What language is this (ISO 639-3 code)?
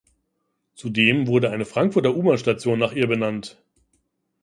deu